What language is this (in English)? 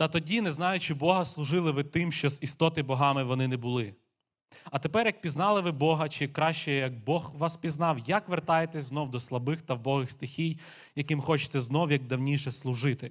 Ukrainian